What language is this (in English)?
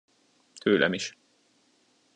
Hungarian